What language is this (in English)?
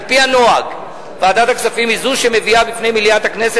Hebrew